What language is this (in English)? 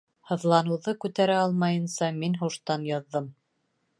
Bashkir